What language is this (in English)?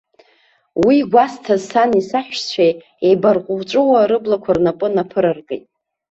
Abkhazian